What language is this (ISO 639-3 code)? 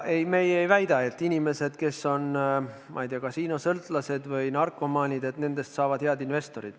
est